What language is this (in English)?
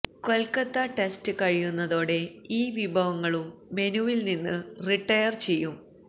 Malayalam